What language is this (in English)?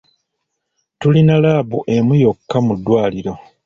Ganda